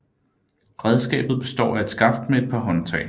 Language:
Danish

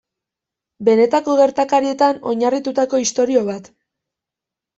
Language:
Basque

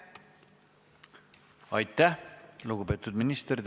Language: Estonian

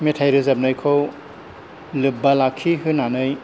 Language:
Bodo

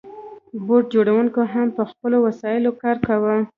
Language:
Pashto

